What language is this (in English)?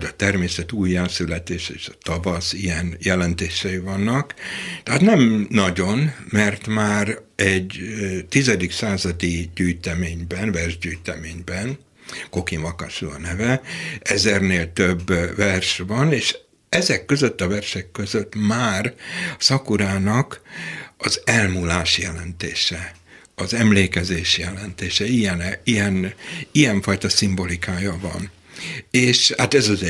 Hungarian